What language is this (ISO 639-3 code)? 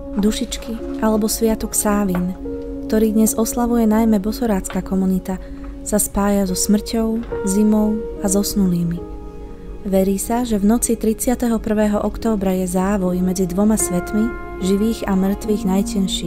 slk